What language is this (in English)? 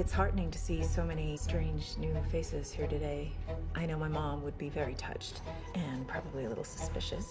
Bulgarian